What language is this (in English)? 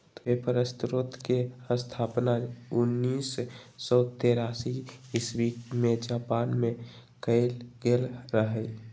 Magahi